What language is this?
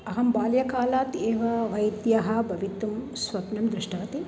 Sanskrit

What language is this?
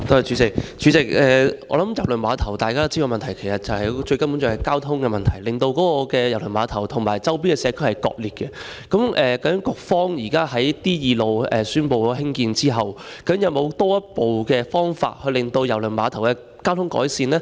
Cantonese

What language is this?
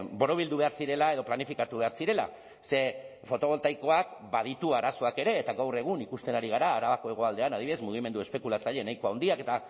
Basque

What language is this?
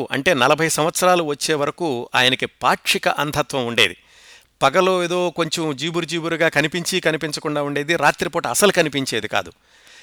Telugu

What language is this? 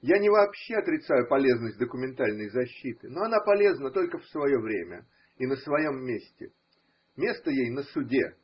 Russian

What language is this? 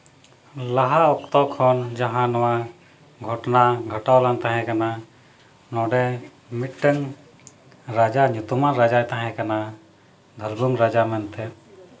Santali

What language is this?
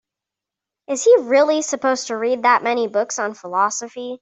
English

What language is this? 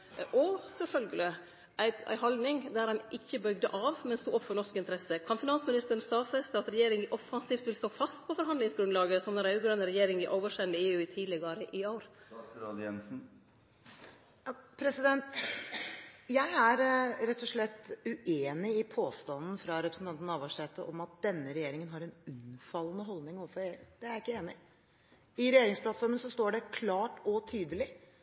Norwegian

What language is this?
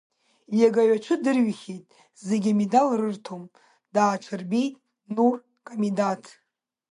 Abkhazian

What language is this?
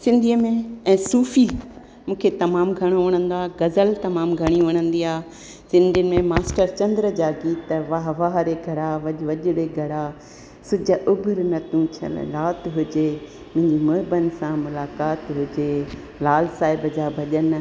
Sindhi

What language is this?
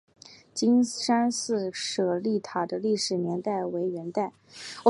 Chinese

